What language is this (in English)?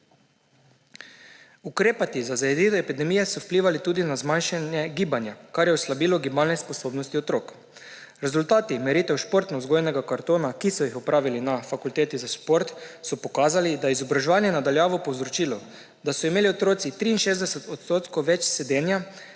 Slovenian